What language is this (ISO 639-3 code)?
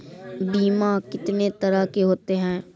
mai